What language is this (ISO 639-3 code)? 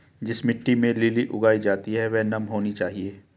hin